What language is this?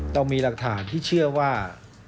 Thai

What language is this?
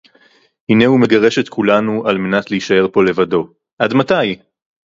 Hebrew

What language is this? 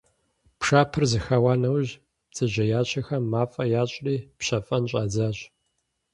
Kabardian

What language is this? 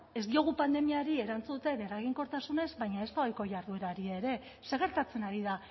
Basque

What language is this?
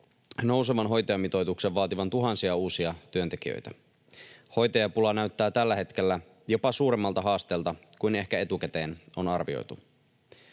Finnish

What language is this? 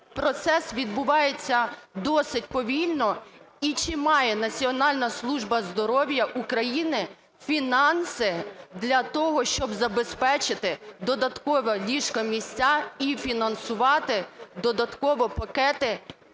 Ukrainian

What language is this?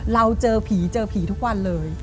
Thai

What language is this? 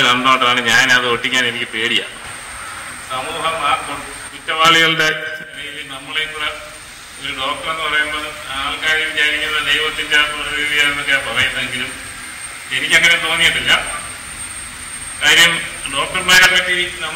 Malayalam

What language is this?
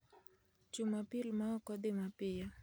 Luo (Kenya and Tanzania)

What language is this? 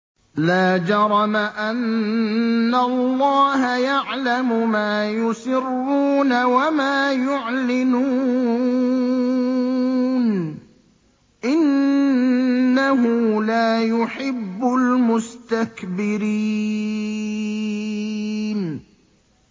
Arabic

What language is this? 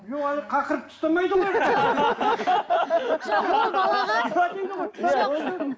Kazakh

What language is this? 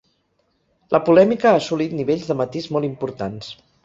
Catalan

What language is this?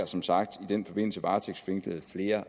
Danish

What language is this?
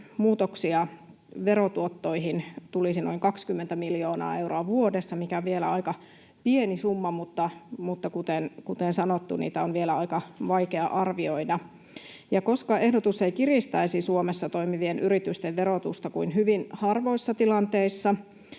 Finnish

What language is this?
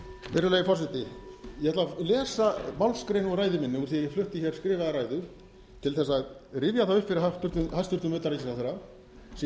Icelandic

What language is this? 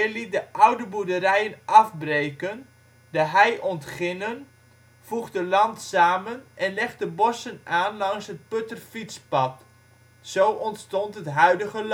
Dutch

